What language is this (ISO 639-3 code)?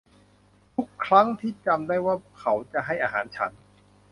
tha